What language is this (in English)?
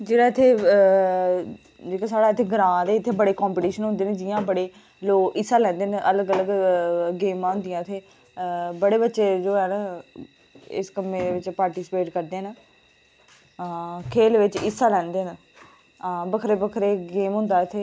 Dogri